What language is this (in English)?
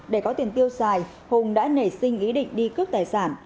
Vietnamese